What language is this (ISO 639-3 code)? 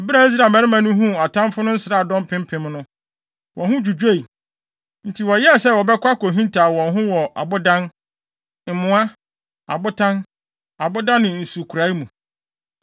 aka